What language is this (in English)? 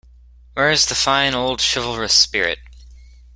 English